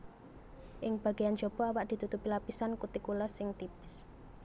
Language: Javanese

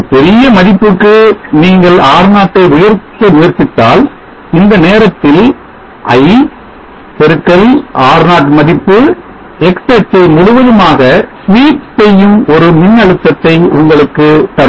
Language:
Tamil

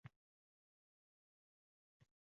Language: Uzbek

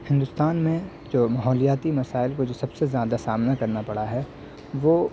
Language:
Urdu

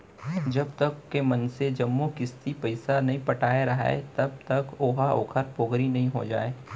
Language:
Chhattisgarhi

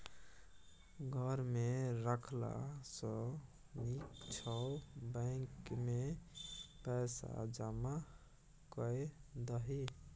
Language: Maithili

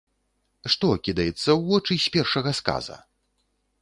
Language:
Belarusian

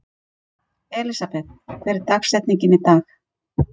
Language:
Icelandic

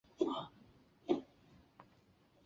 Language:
Chinese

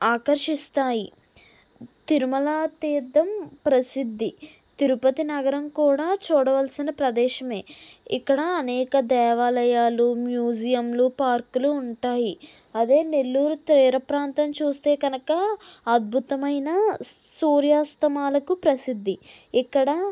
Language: Telugu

